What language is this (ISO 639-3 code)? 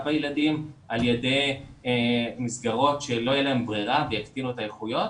heb